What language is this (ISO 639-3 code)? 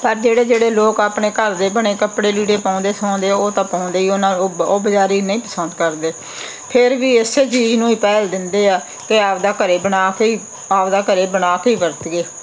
pan